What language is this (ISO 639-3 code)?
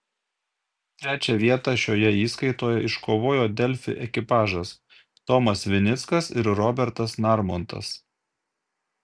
lit